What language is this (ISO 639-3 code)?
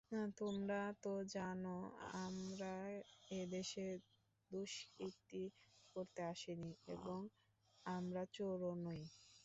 ben